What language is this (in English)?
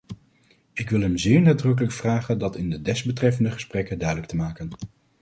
Dutch